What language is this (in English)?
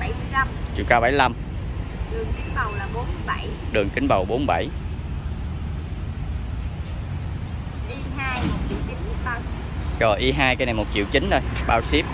Vietnamese